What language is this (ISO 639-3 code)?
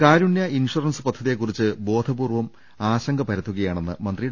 mal